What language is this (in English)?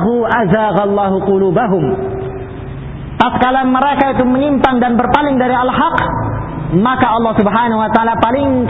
Filipino